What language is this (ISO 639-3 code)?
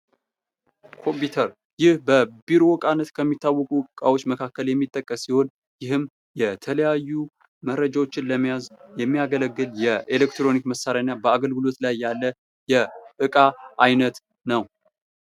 amh